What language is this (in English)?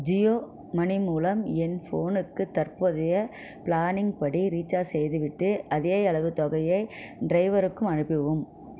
Tamil